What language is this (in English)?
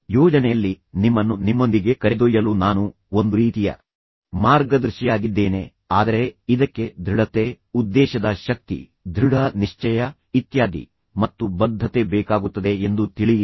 Kannada